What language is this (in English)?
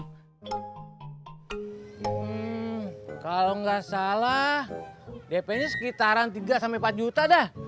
Indonesian